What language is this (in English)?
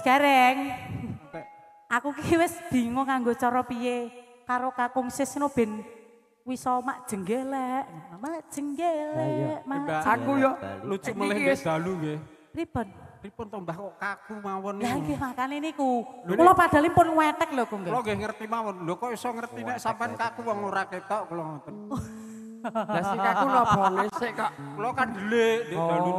Indonesian